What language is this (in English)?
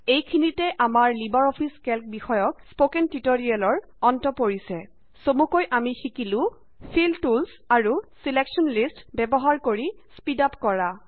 Assamese